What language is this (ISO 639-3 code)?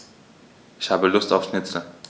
deu